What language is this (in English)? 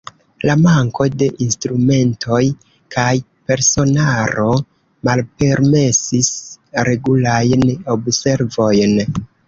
Esperanto